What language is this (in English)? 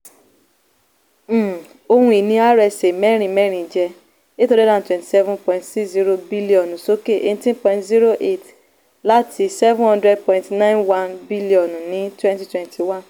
Yoruba